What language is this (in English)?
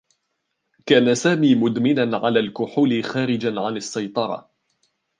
Arabic